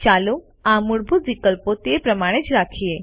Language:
Gujarati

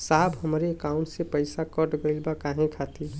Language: Bhojpuri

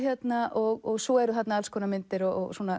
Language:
Icelandic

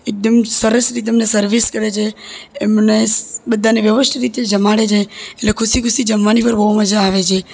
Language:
Gujarati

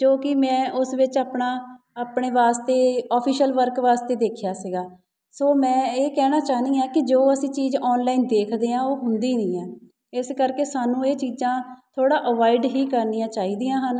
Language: Punjabi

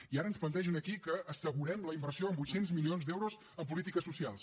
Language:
Catalan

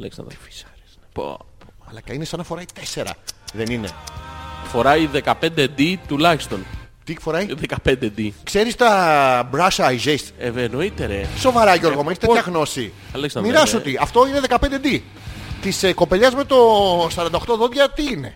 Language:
Greek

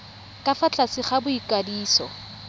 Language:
Tswana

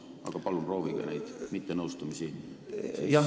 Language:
Estonian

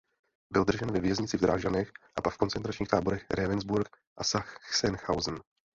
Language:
Czech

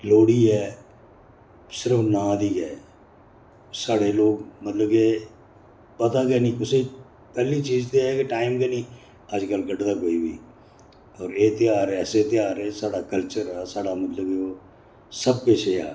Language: Dogri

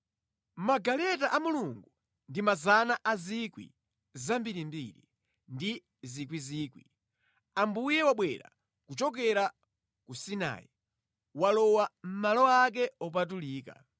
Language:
Nyanja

